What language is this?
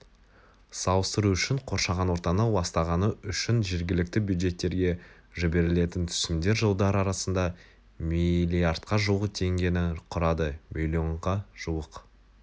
Kazakh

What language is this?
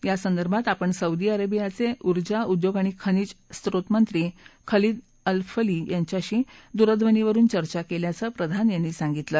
Marathi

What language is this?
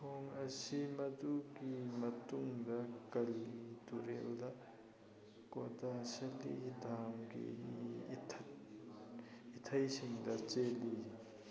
Manipuri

